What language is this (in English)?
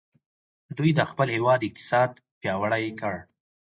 Pashto